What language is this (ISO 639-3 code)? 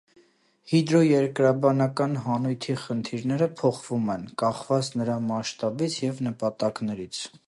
hye